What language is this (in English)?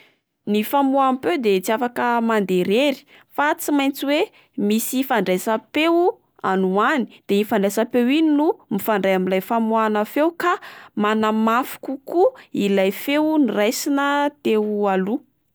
Malagasy